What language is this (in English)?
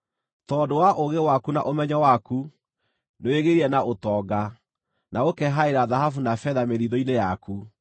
Kikuyu